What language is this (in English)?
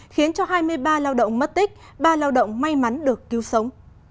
Vietnamese